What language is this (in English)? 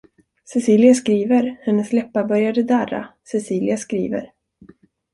Swedish